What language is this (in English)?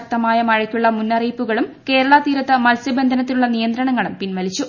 Malayalam